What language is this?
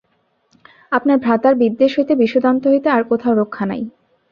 Bangla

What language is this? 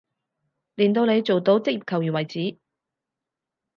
Cantonese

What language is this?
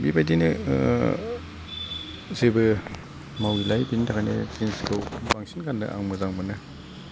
Bodo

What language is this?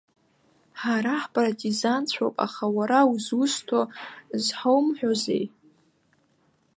Abkhazian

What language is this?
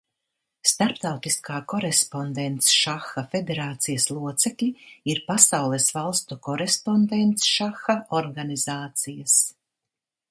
Latvian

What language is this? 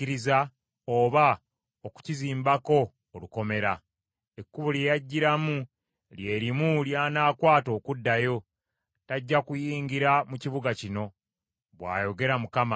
Ganda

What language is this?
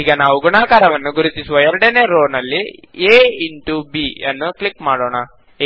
Kannada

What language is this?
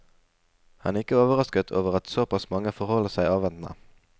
Norwegian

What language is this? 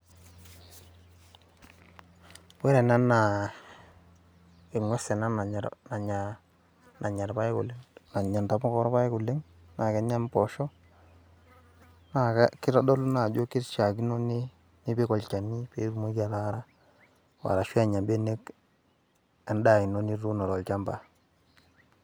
Masai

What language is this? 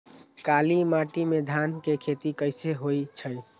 Magahi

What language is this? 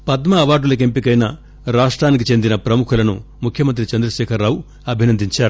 Telugu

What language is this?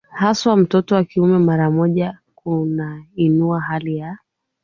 Swahili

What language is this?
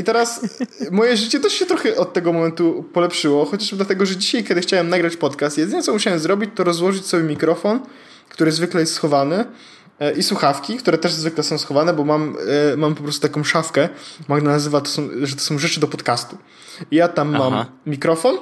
Polish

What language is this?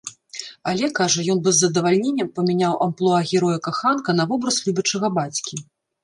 Belarusian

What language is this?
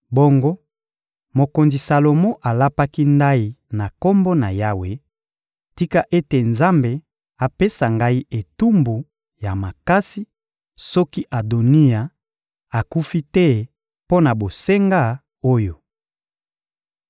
Lingala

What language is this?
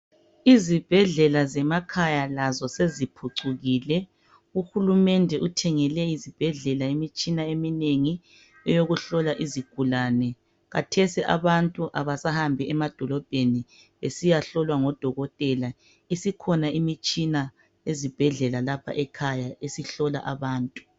North Ndebele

